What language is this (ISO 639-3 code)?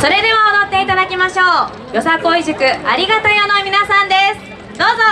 jpn